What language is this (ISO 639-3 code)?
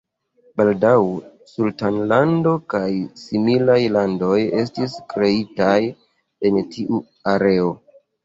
epo